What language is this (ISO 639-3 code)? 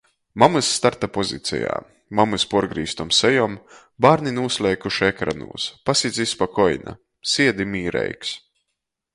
ltg